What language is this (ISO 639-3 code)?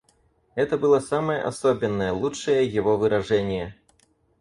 rus